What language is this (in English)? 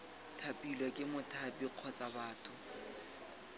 Tswana